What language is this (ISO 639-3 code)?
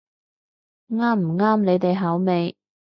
yue